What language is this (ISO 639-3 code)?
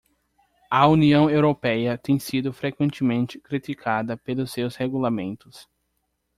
por